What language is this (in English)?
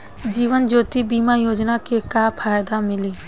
Bhojpuri